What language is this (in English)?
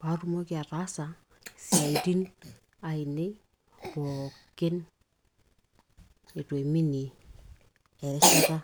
Masai